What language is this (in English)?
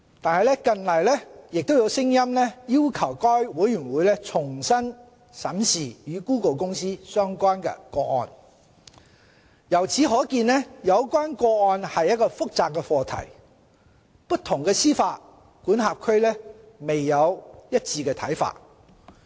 Cantonese